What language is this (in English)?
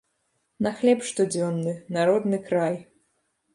Belarusian